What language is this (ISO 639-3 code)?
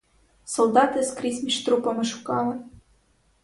ukr